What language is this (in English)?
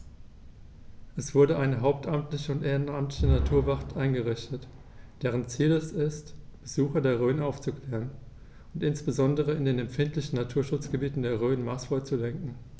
German